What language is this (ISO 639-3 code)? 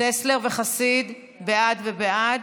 heb